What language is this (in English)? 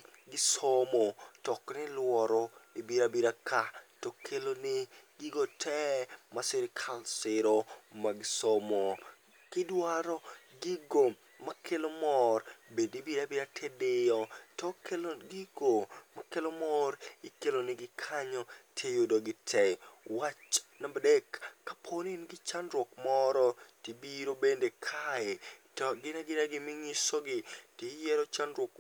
Luo (Kenya and Tanzania)